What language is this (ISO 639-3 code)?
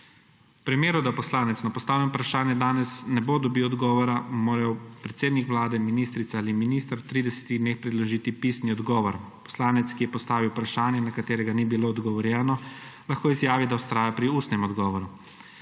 slv